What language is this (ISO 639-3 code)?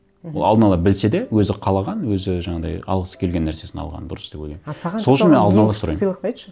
kaz